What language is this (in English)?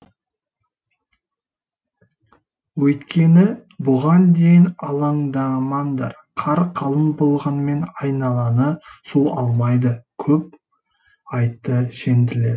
Kazakh